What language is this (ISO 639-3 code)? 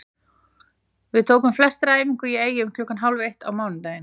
isl